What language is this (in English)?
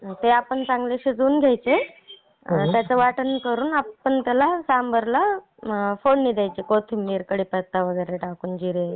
Marathi